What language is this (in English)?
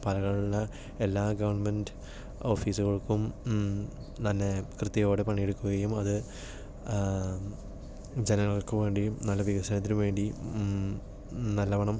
Malayalam